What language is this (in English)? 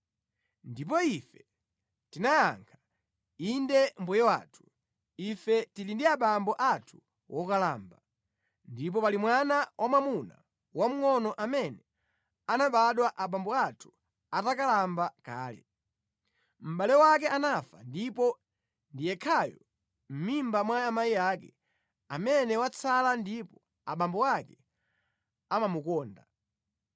Nyanja